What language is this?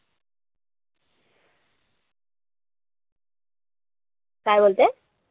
Marathi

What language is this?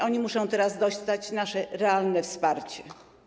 Polish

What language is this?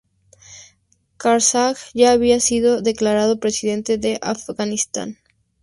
Spanish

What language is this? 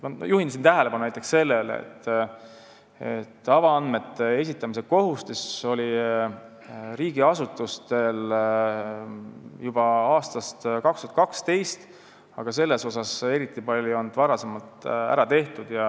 Estonian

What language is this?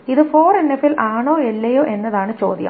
Malayalam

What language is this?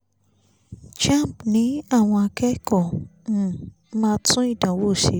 Yoruba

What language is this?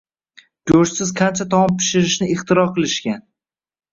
Uzbek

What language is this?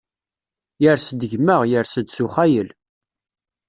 Kabyle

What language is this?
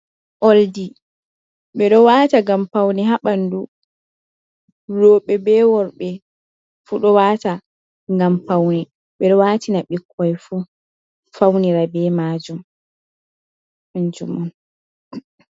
Fula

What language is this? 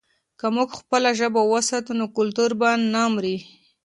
Pashto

